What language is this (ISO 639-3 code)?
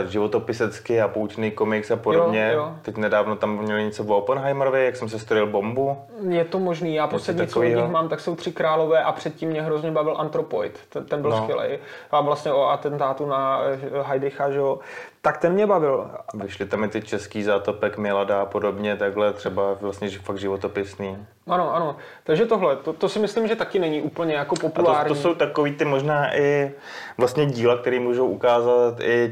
ces